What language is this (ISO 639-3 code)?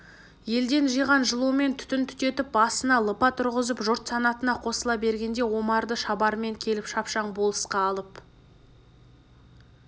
kaz